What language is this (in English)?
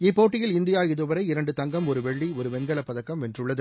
Tamil